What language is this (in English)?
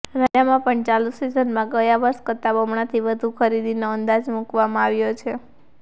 Gujarati